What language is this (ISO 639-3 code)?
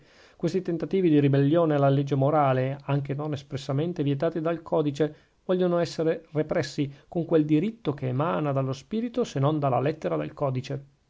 ita